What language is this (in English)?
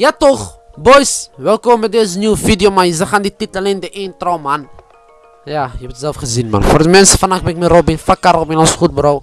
Dutch